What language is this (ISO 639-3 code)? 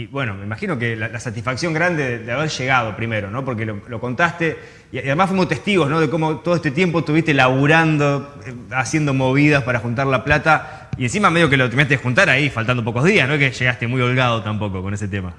spa